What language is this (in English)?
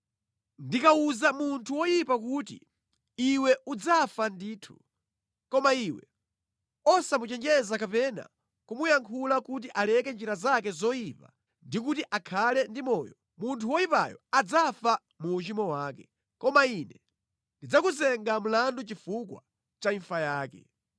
Nyanja